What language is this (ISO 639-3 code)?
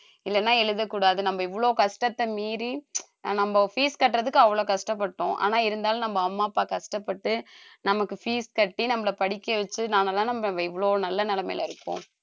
tam